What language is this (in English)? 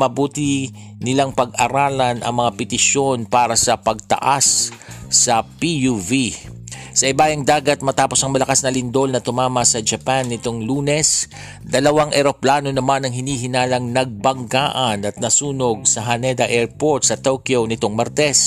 Filipino